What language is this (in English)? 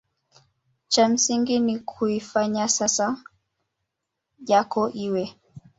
Swahili